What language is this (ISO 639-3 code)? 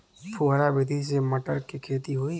bho